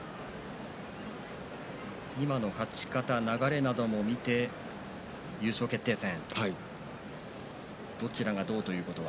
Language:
Japanese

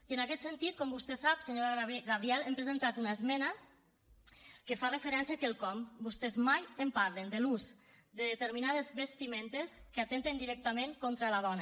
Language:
Catalan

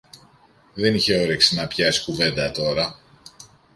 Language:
Greek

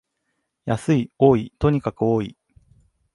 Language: Japanese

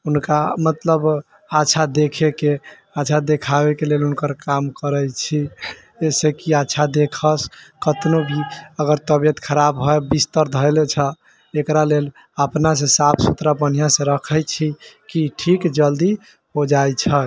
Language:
Maithili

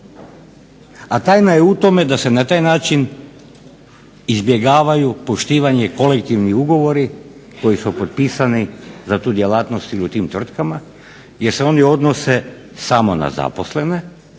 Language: Croatian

